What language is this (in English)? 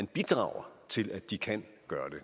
Danish